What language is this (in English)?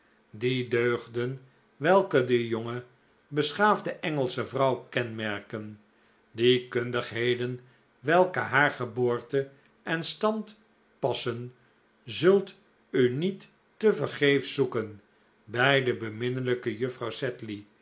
Dutch